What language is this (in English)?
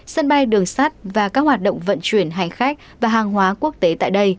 Vietnamese